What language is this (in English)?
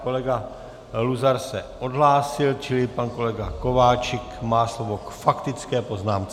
Czech